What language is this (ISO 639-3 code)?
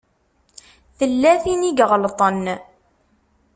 kab